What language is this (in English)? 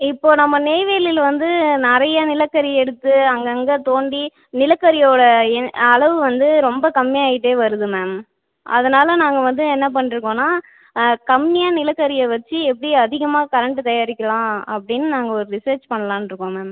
Tamil